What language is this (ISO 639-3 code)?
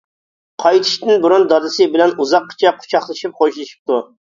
uig